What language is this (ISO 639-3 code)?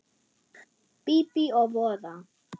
isl